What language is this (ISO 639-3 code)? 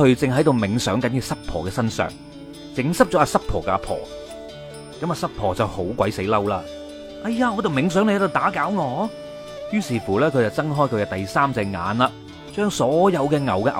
zho